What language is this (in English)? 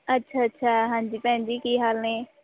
Punjabi